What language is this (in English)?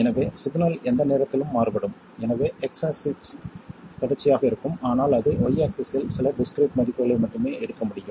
Tamil